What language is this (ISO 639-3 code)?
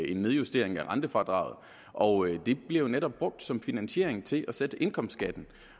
dan